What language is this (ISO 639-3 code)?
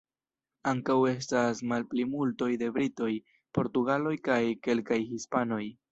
epo